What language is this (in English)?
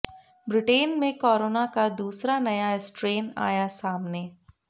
Hindi